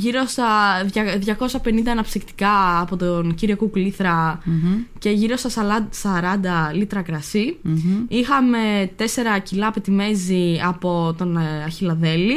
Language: Greek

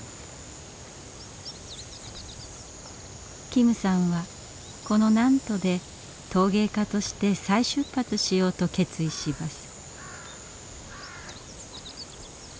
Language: Japanese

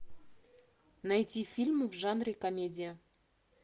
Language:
Russian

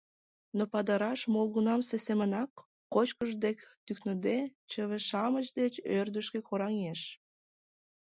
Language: Mari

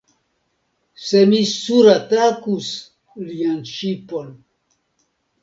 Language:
Esperanto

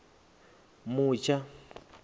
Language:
Venda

